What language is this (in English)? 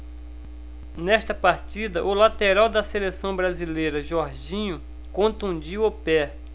Portuguese